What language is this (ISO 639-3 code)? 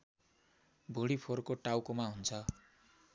nep